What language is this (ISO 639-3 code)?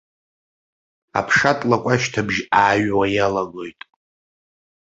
abk